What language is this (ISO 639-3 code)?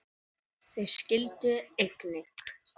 isl